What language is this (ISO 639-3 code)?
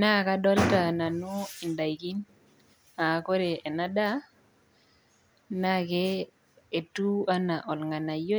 mas